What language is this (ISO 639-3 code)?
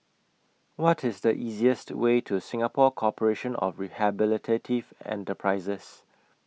eng